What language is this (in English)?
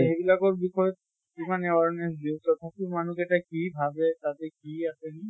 Assamese